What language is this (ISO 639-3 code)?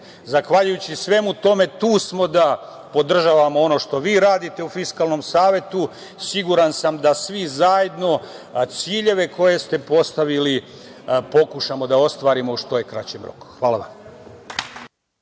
srp